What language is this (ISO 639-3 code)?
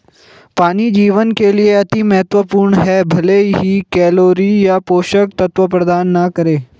hin